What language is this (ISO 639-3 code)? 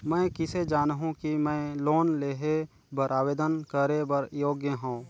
hne